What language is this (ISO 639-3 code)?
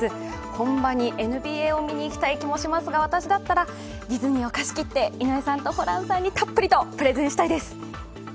jpn